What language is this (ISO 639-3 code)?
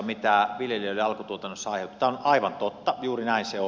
fin